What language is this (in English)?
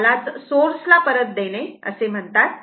Marathi